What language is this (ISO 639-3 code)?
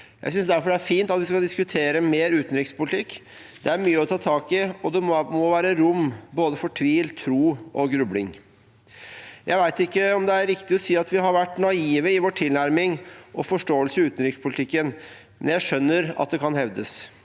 nor